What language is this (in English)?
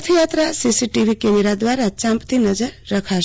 Gujarati